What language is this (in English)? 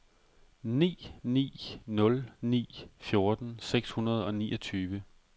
Danish